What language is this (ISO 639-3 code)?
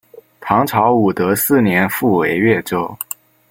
zho